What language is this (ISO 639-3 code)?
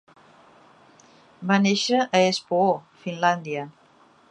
cat